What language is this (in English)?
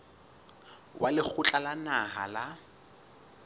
Southern Sotho